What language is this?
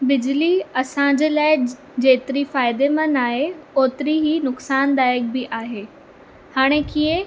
Sindhi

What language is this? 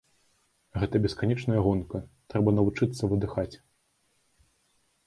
Belarusian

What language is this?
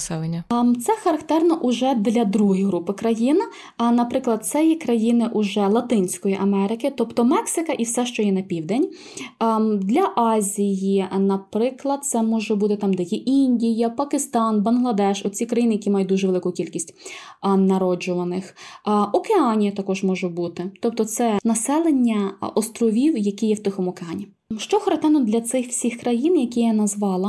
Ukrainian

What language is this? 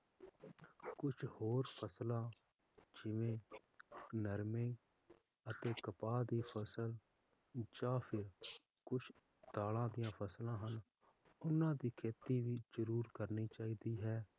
Punjabi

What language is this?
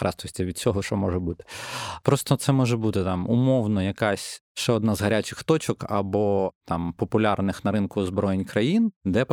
Ukrainian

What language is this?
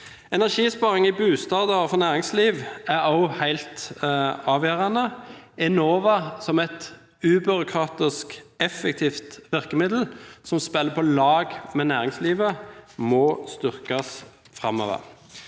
Norwegian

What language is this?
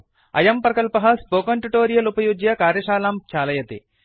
Sanskrit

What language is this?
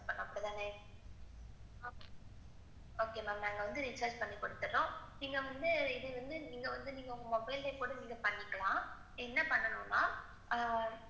Tamil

